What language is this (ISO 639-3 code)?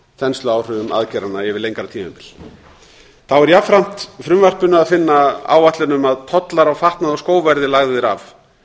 isl